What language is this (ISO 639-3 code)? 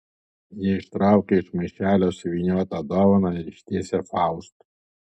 lit